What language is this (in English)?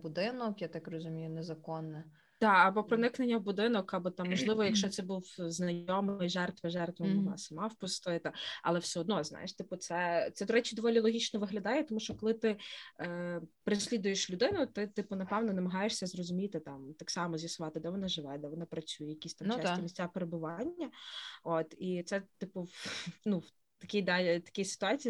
Ukrainian